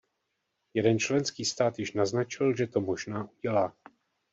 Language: Czech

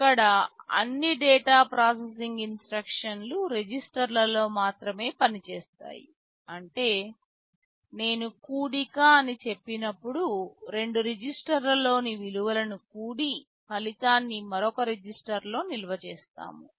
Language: Telugu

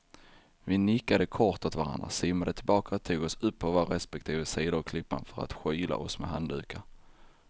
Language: Swedish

